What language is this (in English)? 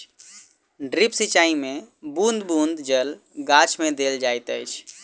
Maithili